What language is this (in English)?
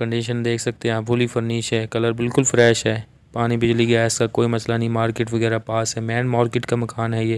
Hindi